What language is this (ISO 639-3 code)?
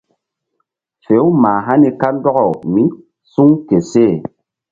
mdd